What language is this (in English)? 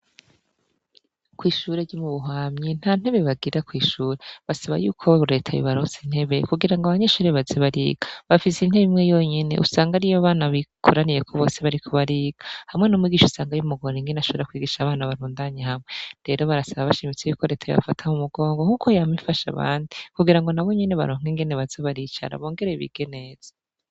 Rundi